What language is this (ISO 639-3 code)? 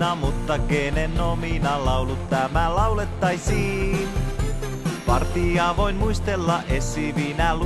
fin